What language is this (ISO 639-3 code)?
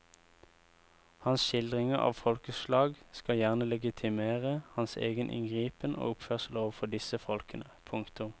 nor